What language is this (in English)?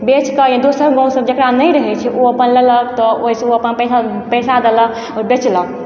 Maithili